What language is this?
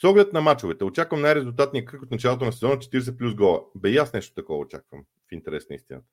Bulgarian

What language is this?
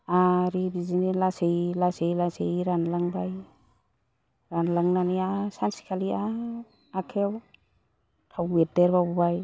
Bodo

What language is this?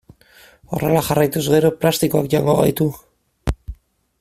Basque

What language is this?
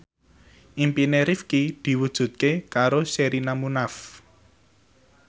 Javanese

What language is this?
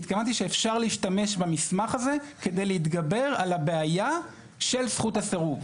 Hebrew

